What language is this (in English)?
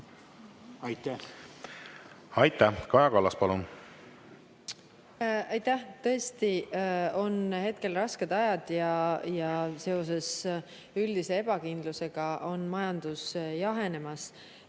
Estonian